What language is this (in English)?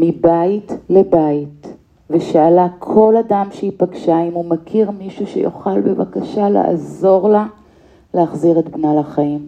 Hebrew